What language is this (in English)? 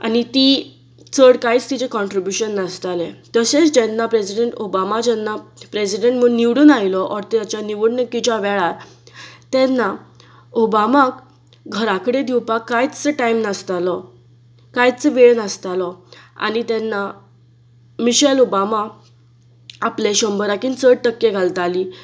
Konkani